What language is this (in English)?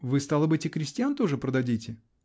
Russian